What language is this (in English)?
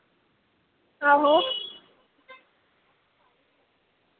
Dogri